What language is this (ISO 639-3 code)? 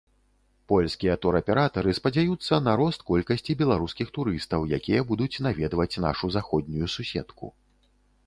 bel